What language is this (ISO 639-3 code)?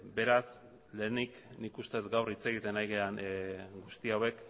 eus